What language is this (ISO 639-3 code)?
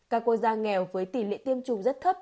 vie